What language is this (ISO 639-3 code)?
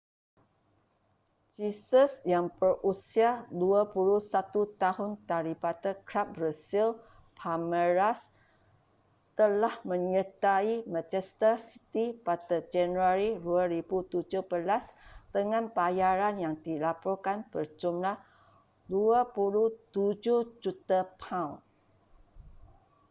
msa